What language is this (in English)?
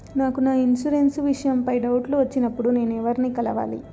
Telugu